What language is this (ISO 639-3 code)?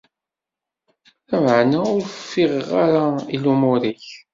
kab